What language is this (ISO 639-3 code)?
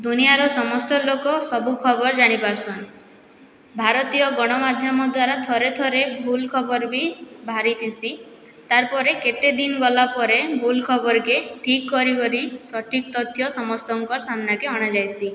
ori